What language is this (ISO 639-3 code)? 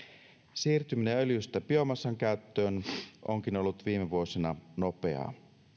fin